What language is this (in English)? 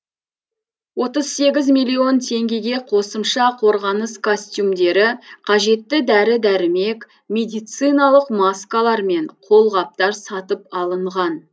Kazakh